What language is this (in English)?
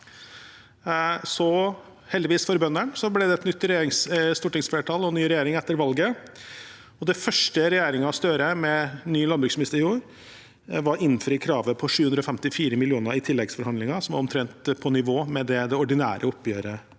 Norwegian